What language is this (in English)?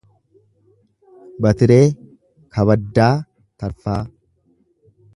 Oromo